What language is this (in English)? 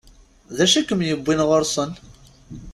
Kabyle